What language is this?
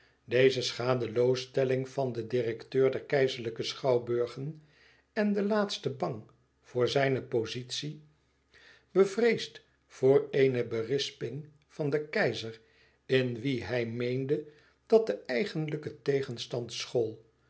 Dutch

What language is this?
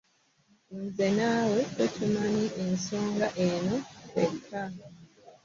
Ganda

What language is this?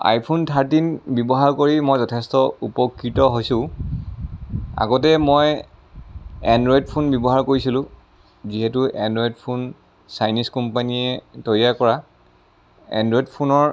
Assamese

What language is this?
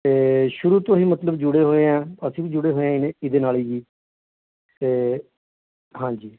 Punjabi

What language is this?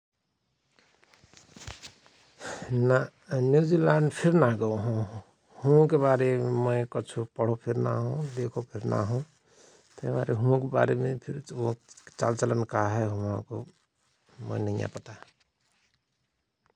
Rana Tharu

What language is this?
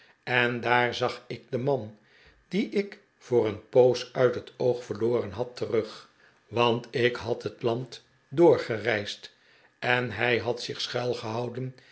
Dutch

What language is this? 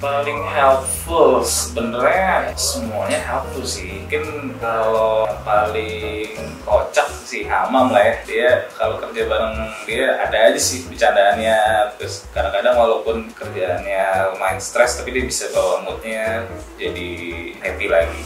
Indonesian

